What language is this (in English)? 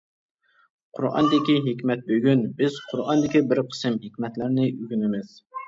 Uyghur